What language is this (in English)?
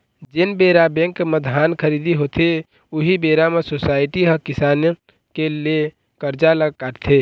Chhattisgarhi